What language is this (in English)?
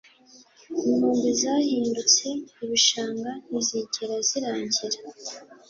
Kinyarwanda